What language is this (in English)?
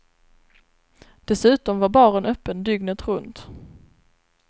Swedish